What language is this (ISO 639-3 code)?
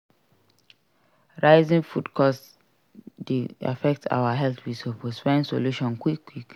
pcm